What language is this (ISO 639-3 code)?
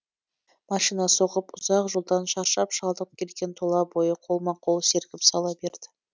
kaz